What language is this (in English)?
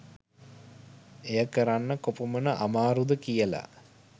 Sinhala